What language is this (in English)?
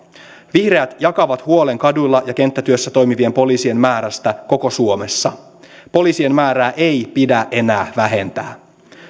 Finnish